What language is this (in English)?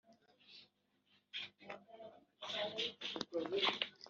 Kinyarwanda